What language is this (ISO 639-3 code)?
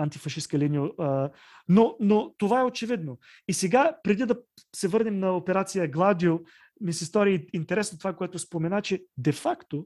bul